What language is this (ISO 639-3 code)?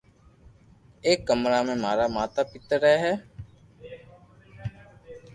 lrk